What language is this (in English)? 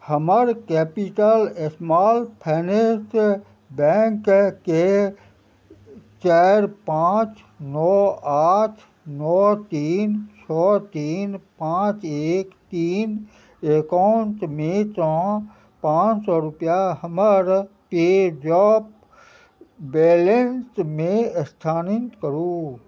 Maithili